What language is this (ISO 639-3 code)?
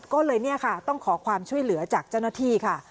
tha